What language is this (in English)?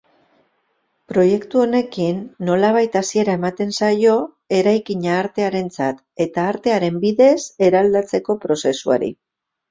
Basque